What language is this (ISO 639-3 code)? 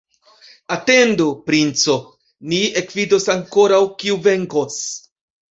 epo